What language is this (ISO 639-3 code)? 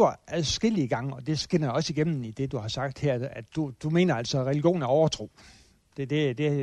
dan